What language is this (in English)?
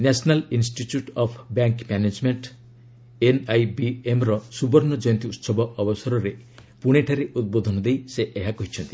Odia